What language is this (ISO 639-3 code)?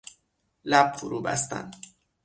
fas